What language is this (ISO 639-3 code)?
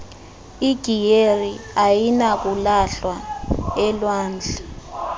xho